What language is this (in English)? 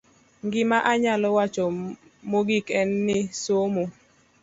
Luo (Kenya and Tanzania)